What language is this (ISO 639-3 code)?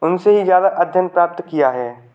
hin